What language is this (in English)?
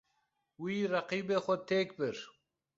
Kurdish